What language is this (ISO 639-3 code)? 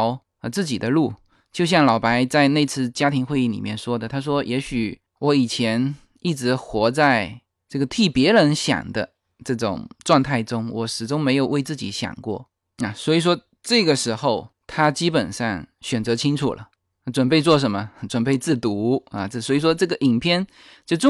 zho